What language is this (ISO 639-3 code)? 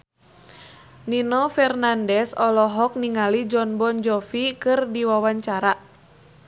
sun